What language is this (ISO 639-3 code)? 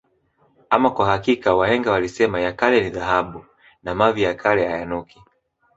swa